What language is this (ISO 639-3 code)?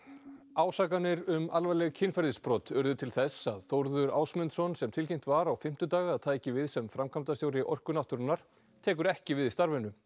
isl